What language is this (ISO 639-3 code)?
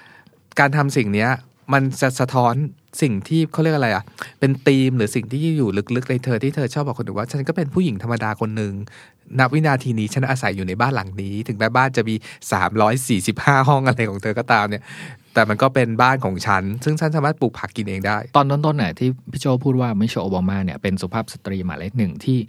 tha